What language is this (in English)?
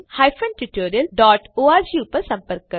Gujarati